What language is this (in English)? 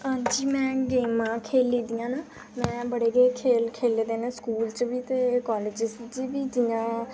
Dogri